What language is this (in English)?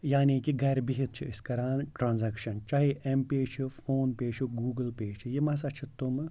Kashmiri